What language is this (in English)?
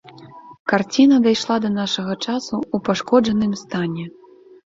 Belarusian